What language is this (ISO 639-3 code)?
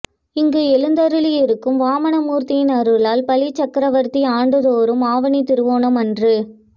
tam